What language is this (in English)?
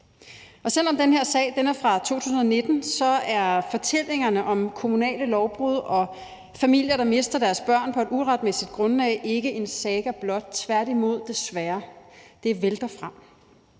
Danish